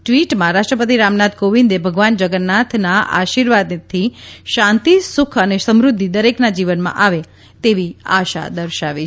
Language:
Gujarati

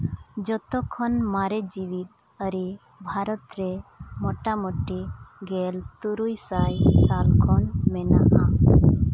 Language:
Santali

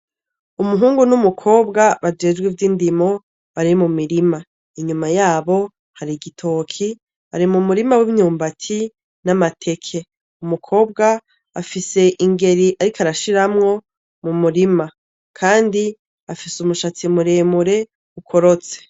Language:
Rundi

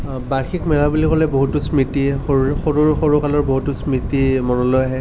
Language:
Assamese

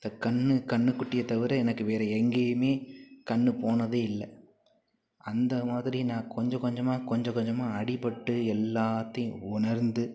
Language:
Tamil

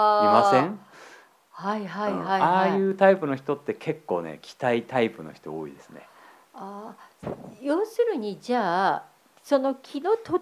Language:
Japanese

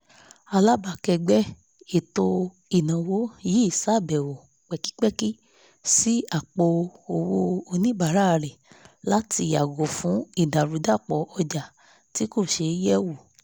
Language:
Yoruba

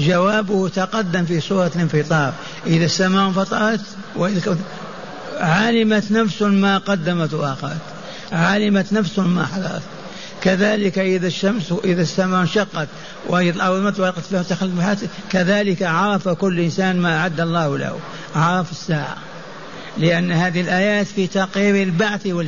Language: Arabic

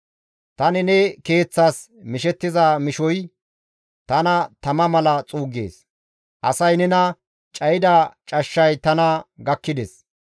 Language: Gamo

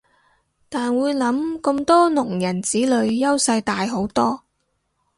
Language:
Cantonese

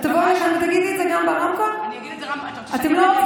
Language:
Hebrew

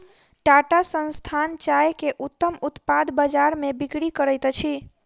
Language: Maithili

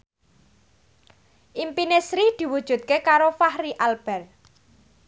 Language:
Javanese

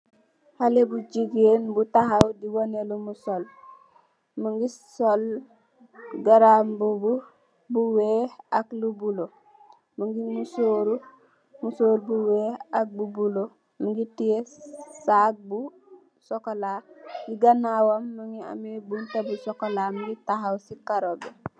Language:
Wolof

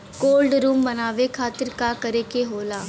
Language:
Bhojpuri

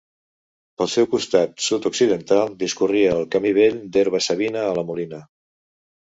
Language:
Catalan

